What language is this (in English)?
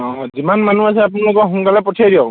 Assamese